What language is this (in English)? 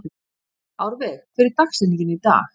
Icelandic